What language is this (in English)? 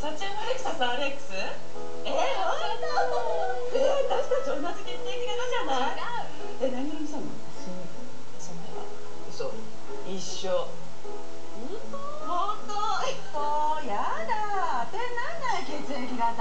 Japanese